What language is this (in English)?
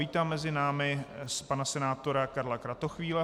Czech